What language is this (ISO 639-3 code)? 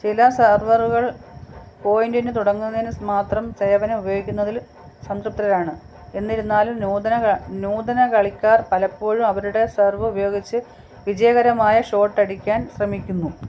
mal